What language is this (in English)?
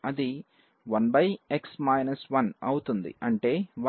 Telugu